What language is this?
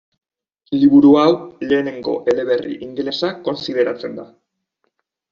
Basque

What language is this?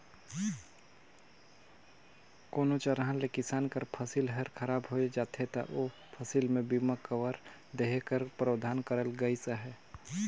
Chhattisgarhi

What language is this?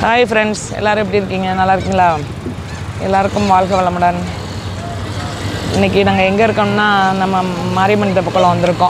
Greek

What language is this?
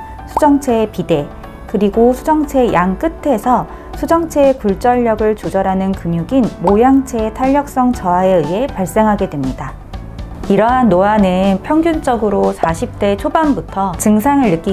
Korean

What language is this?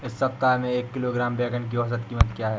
Hindi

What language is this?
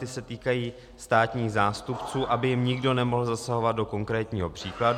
Czech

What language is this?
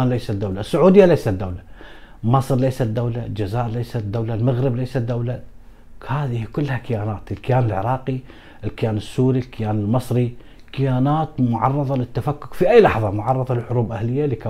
Arabic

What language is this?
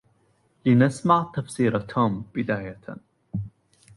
Arabic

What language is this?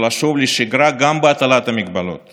Hebrew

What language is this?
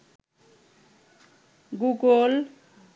Bangla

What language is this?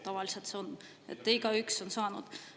Estonian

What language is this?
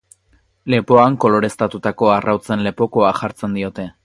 Basque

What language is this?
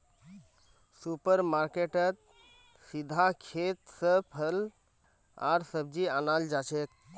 Magahi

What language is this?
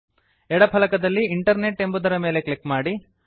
Kannada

